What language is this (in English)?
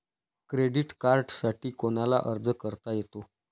Marathi